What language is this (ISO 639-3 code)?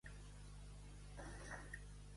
cat